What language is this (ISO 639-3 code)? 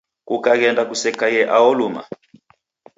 dav